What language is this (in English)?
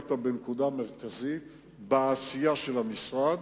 Hebrew